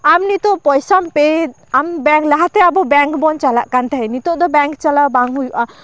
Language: Santali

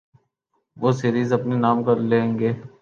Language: Urdu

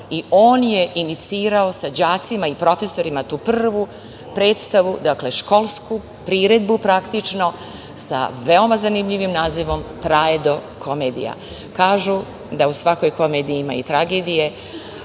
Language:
Serbian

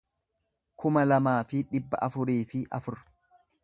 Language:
Oromo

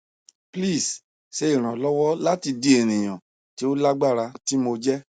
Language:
Yoruba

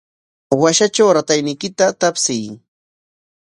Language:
Corongo Ancash Quechua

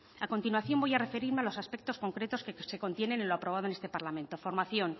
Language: Spanish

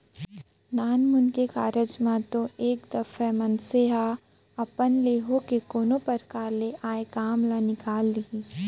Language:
Chhattisgarhi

